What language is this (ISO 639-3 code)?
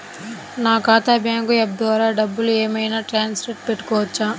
tel